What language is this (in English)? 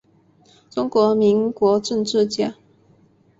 Chinese